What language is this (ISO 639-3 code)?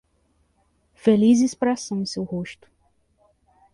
por